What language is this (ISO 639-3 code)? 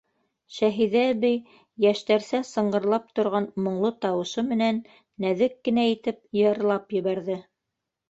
bak